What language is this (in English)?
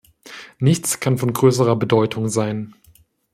German